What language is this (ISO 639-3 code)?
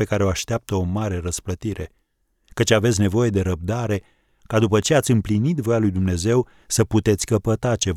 ron